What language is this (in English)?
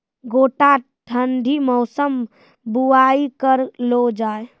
Maithili